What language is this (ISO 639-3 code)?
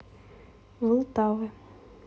rus